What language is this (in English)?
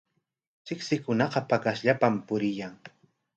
Corongo Ancash Quechua